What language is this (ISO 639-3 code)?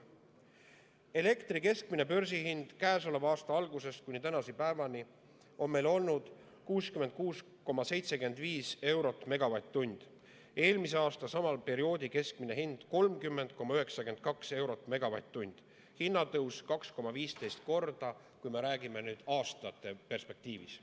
est